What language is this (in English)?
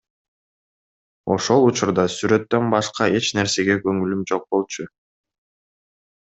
Kyrgyz